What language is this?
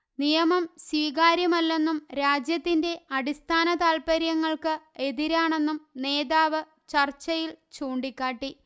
Malayalam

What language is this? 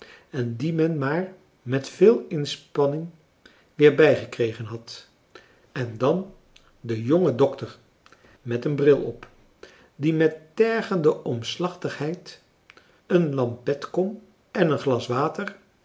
Dutch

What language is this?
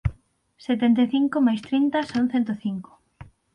Galician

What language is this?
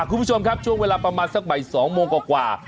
Thai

